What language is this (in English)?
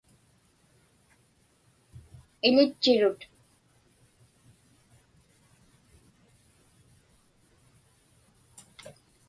Inupiaq